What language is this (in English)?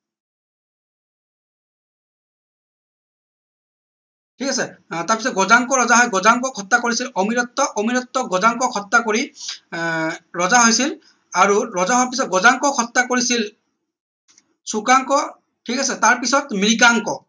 Assamese